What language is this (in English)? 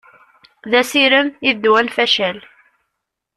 Kabyle